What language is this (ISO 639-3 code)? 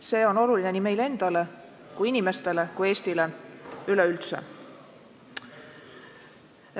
est